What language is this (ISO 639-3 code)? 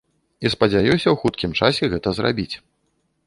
bel